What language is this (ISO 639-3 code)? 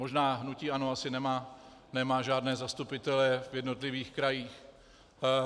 ces